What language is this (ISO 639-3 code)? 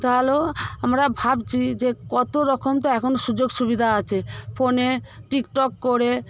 ben